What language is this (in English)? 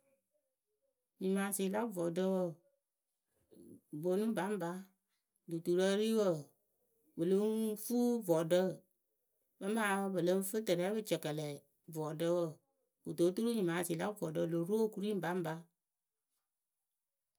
Akebu